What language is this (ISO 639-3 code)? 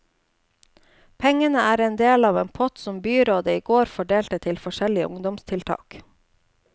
nor